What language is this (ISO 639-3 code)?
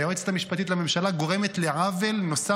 heb